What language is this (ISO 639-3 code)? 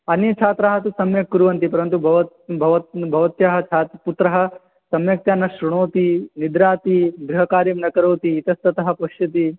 san